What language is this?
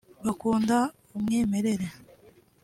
Kinyarwanda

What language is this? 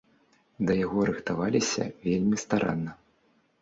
Belarusian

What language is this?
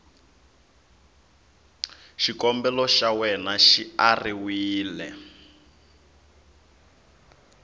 Tsonga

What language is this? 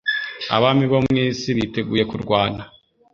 Kinyarwanda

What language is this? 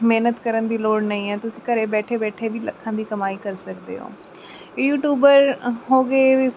Punjabi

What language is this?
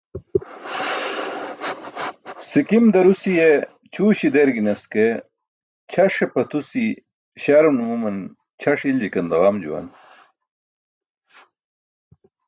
Burushaski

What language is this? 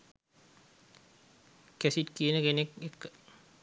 Sinhala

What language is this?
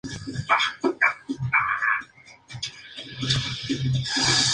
Spanish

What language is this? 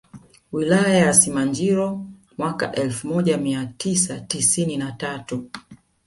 Swahili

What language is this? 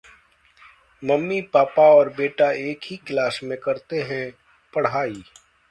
Hindi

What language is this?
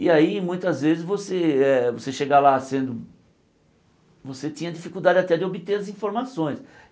Portuguese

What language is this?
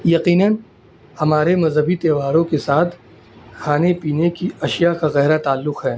Urdu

